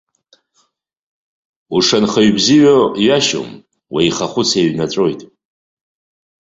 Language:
Abkhazian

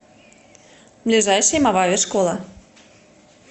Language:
Russian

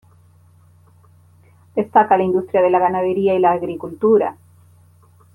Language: Spanish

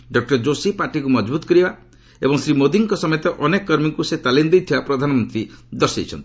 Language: Odia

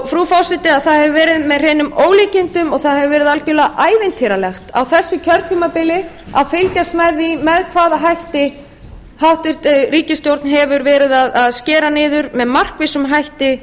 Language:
Icelandic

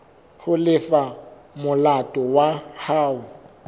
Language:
Southern Sotho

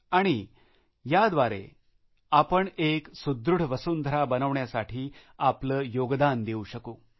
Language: Marathi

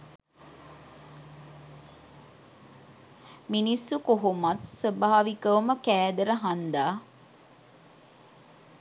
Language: Sinhala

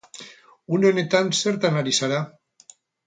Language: Basque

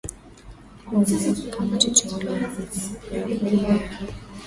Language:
Swahili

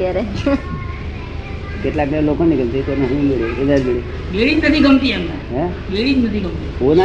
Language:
Gujarati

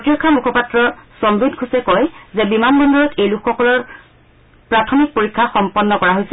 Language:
Assamese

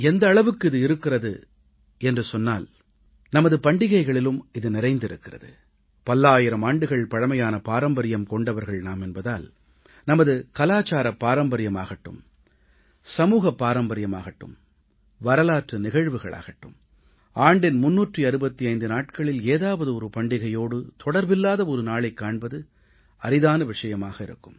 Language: Tamil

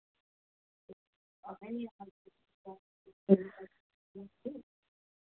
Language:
Dogri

